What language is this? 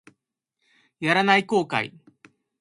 Japanese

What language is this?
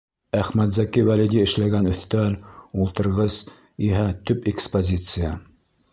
Bashkir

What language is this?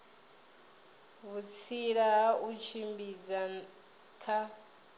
Venda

